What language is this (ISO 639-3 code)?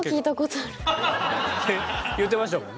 jpn